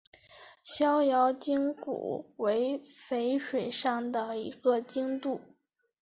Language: Chinese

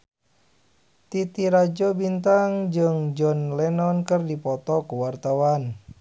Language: Sundanese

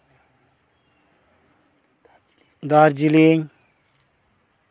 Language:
Santali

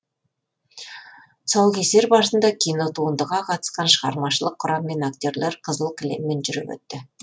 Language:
Kazakh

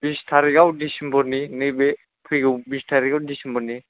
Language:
Bodo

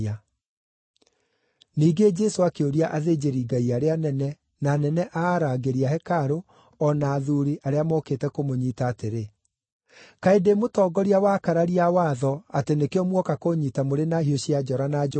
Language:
Kikuyu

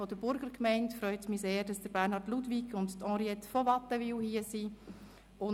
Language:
Swiss German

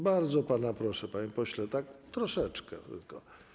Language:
Polish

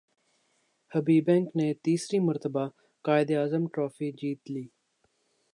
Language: Urdu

